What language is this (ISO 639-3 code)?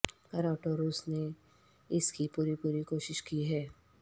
urd